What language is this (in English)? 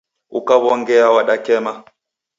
Taita